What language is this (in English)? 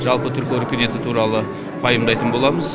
Kazakh